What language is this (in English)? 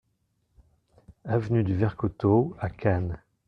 French